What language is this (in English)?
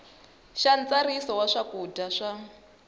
Tsonga